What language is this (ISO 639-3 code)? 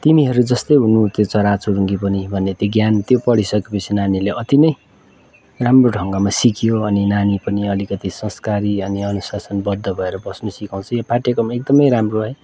nep